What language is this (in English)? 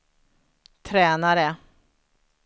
Swedish